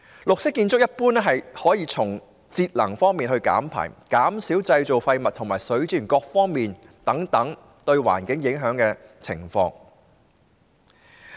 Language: Cantonese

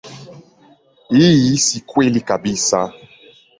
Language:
Swahili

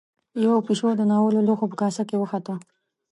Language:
Pashto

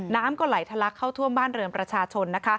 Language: Thai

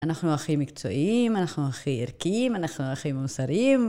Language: Hebrew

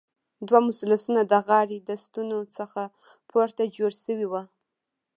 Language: Pashto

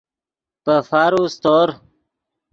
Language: Yidgha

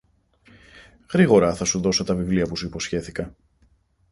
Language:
Greek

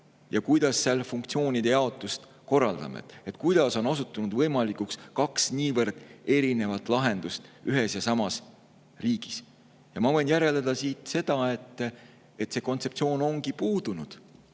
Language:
Estonian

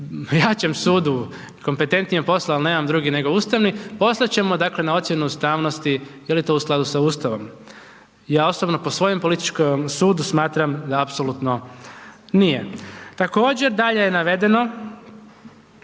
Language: Croatian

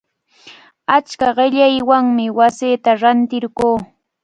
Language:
Cajatambo North Lima Quechua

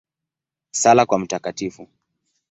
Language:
Swahili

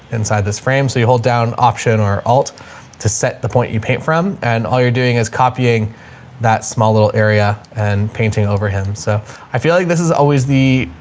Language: English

